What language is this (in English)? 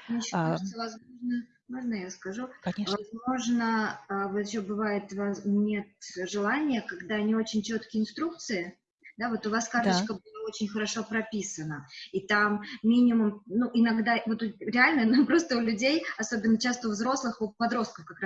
Russian